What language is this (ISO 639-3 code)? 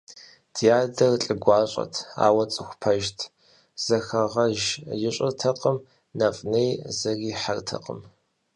kbd